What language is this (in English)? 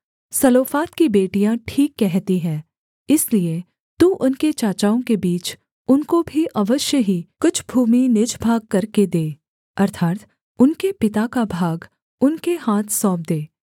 Hindi